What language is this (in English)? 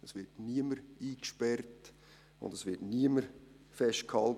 Swiss German